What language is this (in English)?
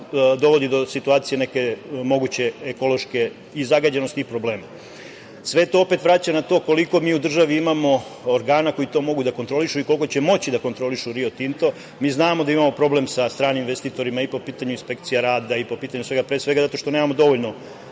Serbian